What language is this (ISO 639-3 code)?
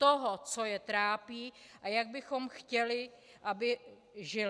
ces